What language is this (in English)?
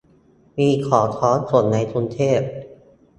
Thai